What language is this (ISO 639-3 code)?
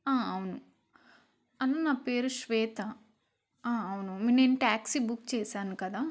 tel